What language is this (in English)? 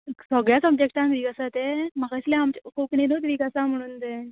Konkani